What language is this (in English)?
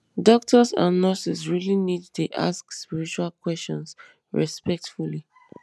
Nigerian Pidgin